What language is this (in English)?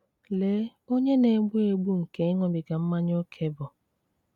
Igbo